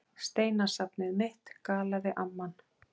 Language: Icelandic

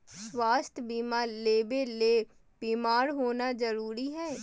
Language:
Magahi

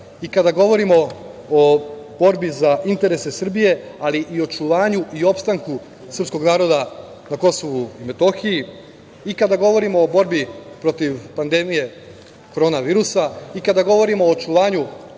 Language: Serbian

